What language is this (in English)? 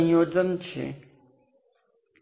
Gujarati